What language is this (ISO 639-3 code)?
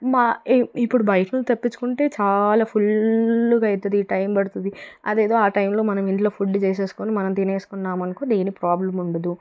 tel